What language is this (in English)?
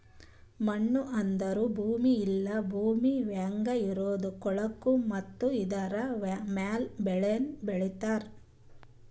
Kannada